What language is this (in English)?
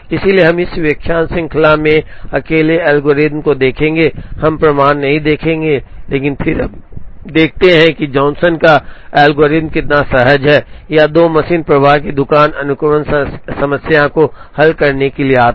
Hindi